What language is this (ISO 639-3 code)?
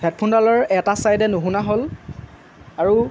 asm